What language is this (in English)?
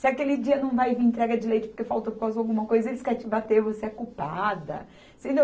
Portuguese